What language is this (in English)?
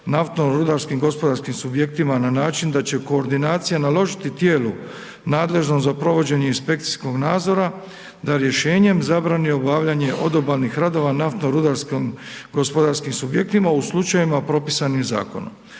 Croatian